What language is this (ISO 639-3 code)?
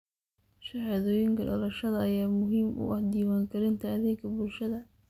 som